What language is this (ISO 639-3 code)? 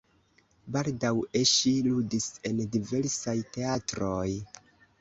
epo